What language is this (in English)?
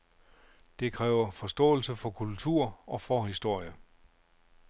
Danish